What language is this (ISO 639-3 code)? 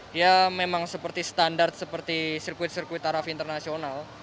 ind